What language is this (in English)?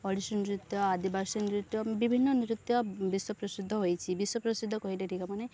Odia